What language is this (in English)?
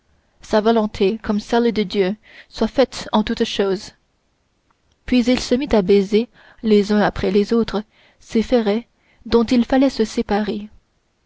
French